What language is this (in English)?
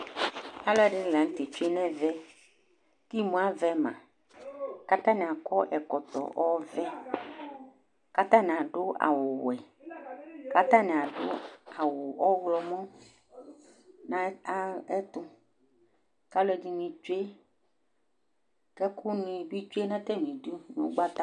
Ikposo